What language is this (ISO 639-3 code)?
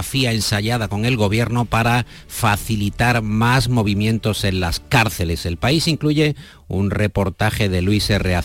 spa